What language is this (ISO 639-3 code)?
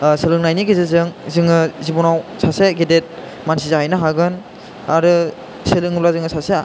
brx